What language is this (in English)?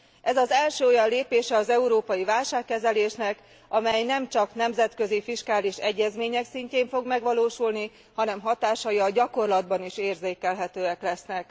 Hungarian